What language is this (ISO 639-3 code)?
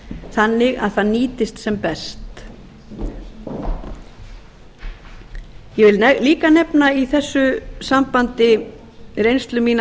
isl